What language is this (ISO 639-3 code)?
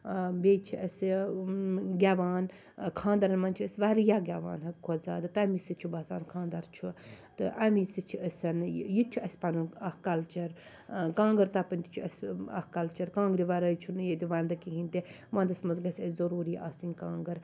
kas